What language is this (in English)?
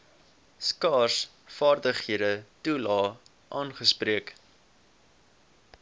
Afrikaans